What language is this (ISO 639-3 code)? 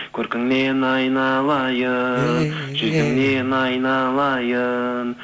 kaz